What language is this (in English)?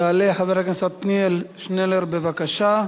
Hebrew